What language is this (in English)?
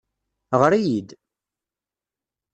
Kabyle